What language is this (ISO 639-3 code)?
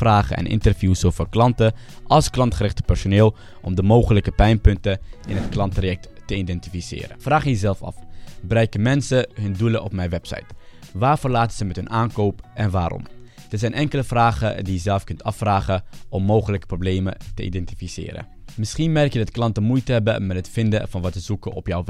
nld